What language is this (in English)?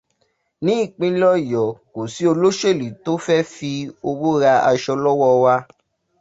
Yoruba